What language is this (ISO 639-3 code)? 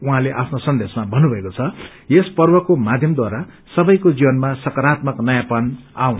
nep